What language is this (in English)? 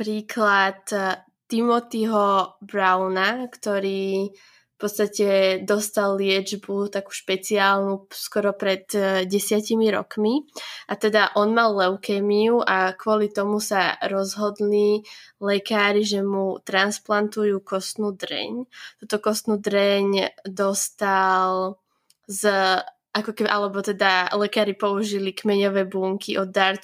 Slovak